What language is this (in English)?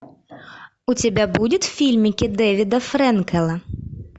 Russian